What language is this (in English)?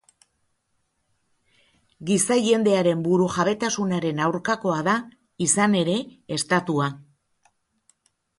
Basque